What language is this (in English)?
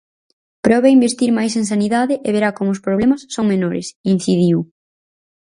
Galician